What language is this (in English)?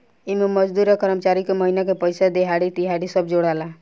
Bhojpuri